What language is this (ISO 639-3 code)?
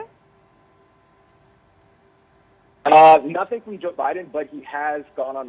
ind